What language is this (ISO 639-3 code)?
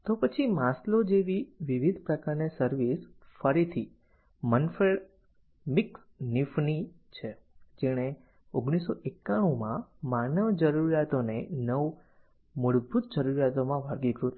guj